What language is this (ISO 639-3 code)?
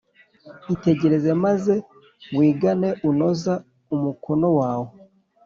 kin